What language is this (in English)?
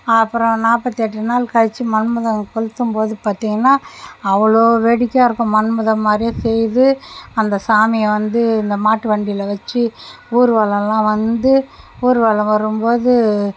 Tamil